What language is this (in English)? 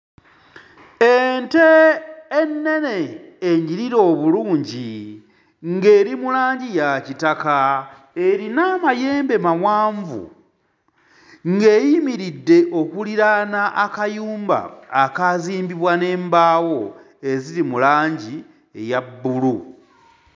Ganda